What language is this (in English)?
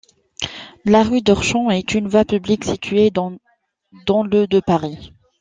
French